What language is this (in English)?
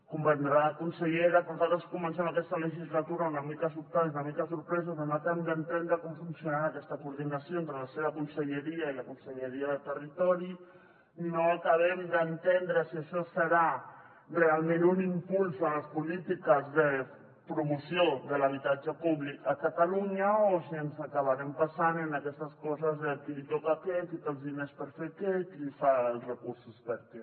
Catalan